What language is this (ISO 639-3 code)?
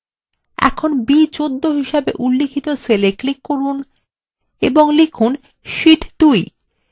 ben